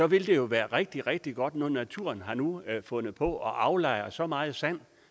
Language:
Danish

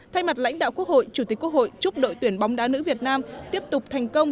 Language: Vietnamese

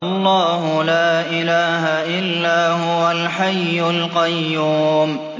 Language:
Arabic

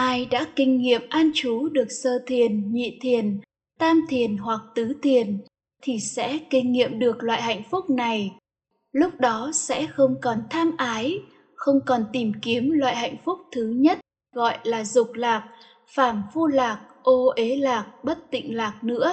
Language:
Vietnamese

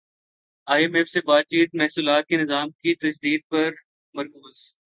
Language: Urdu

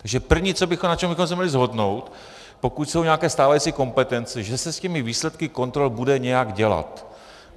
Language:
Czech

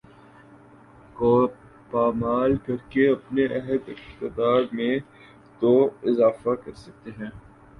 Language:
Urdu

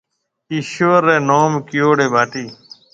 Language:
Marwari (Pakistan)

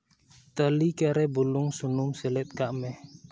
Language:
Santali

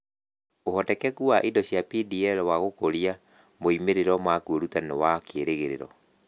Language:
Kikuyu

